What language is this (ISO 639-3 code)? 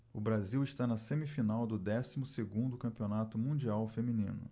por